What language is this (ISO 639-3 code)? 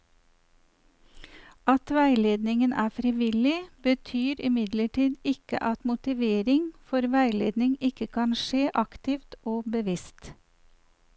nor